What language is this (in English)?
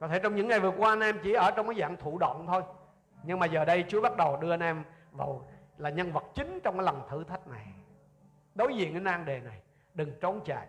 Vietnamese